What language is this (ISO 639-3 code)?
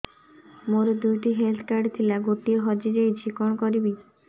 ori